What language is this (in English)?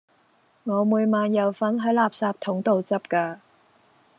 Cantonese